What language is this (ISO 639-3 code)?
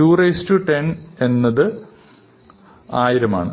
mal